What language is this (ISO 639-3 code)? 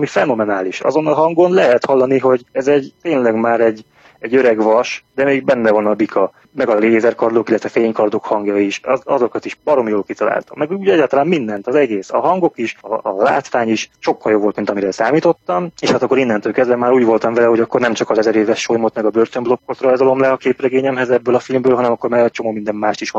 hun